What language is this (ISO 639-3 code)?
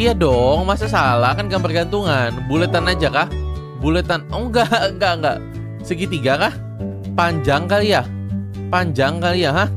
ind